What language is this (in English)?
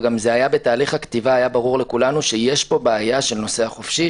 Hebrew